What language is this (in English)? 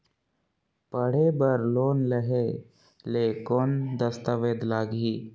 Chhattisgarhi